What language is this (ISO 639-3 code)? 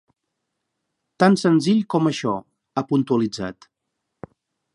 cat